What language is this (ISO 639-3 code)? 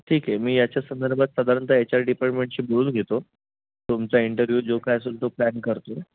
mar